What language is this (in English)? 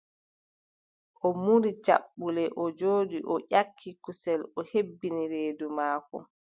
Adamawa Fulfulde